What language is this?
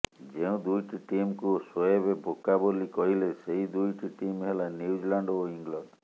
Odia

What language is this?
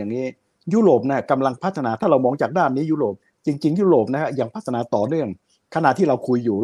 Thai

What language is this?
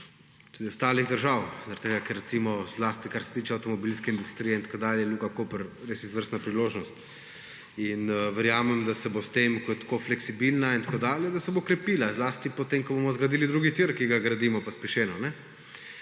Slovenian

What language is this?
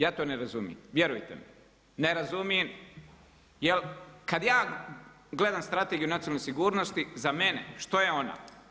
Croatian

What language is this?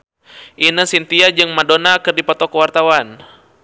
Sundanese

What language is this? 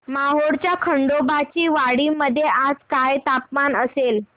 Marathi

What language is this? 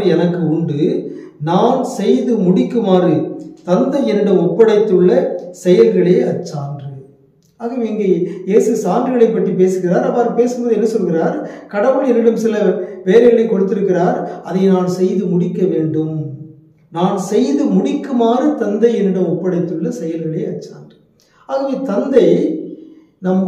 Tamil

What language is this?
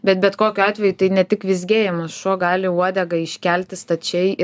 Lithuanian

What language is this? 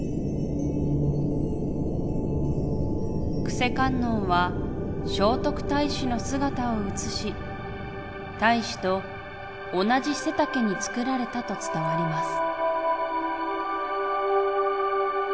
Japanese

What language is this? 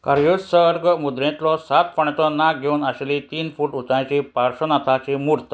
Konkani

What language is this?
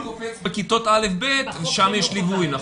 Hebrew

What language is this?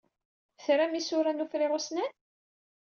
Kabyle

